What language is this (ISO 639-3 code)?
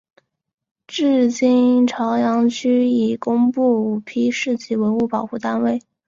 zho